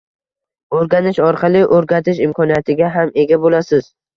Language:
Uzbek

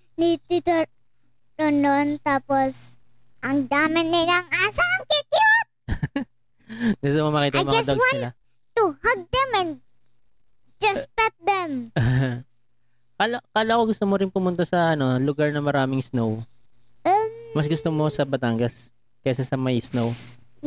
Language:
Filipino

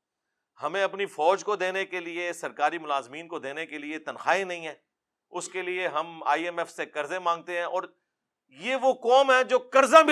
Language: Urdu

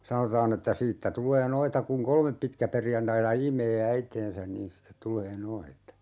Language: Finnish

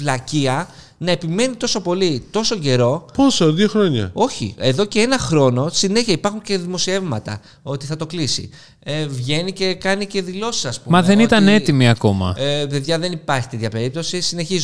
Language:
Greek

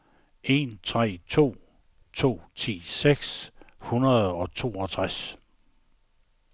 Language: Danish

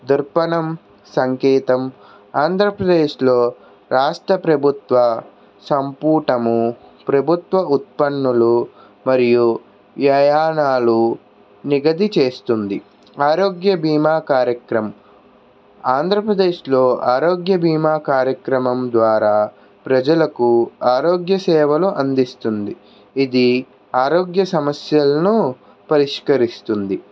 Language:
Telugu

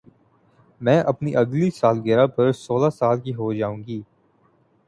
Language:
Urdu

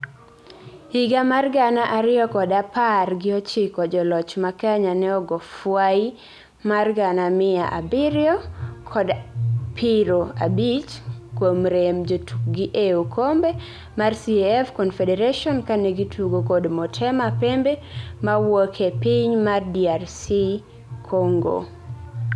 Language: Luo (Kenya and Tanzania)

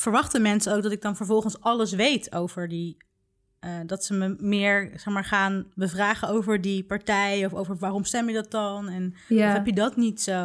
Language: Dutch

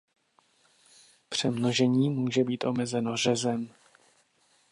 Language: Czech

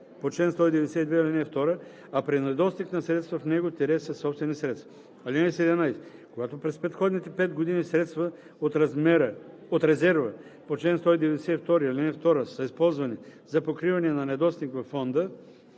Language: Bulgarian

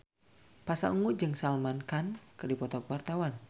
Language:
Sundanese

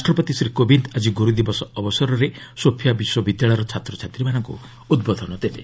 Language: Odia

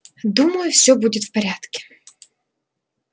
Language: Russian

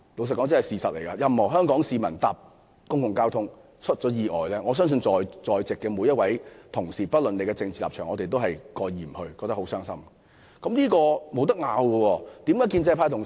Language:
Cantonese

